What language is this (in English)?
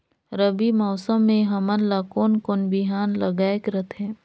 Chhattisgarhi